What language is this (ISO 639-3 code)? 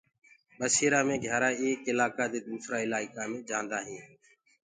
ggg